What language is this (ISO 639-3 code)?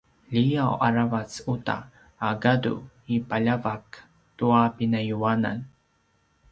pwn